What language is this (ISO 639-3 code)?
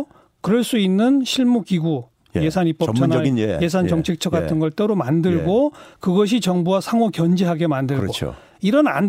kor